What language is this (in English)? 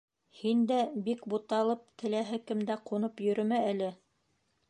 Bashkir